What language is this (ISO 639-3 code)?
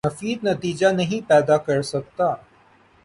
urd